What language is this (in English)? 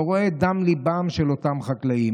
Hebrew